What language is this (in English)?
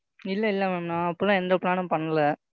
Tamil